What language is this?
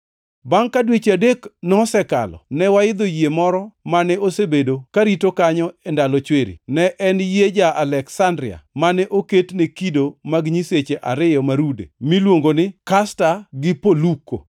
Luo (Kenya and Tanzania)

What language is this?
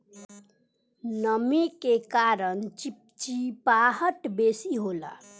Bhojpuri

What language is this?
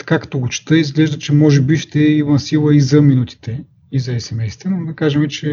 Bulgarian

